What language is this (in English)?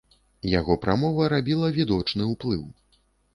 Belarusian